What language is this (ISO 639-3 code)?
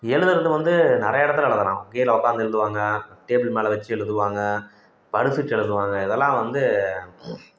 tam